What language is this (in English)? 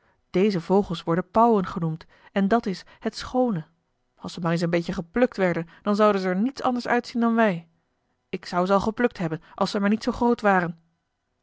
Dutch